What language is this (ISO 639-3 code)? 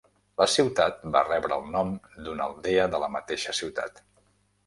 cat